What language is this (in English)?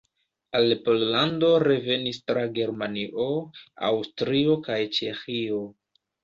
Esperanto